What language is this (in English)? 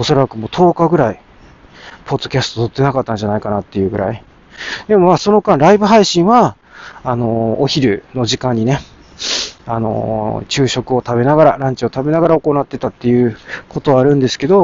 Japanese